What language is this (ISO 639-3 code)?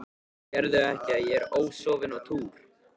isl